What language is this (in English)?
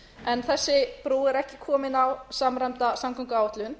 Icelandic